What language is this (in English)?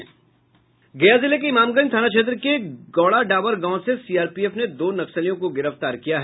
Hindi